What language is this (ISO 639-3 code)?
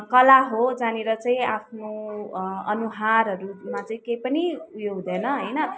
nep